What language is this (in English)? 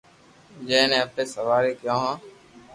Loarki